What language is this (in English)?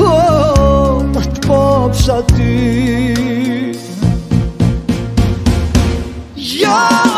Arabic